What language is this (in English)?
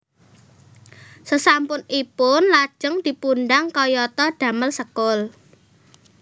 Javanese